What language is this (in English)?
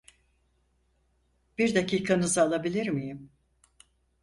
Turkish